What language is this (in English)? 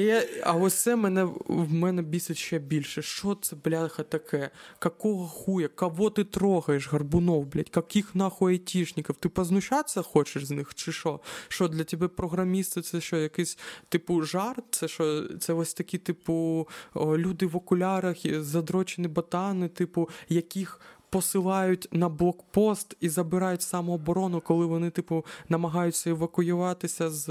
Ukrainian